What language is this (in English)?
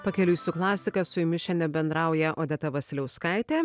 Lithuanian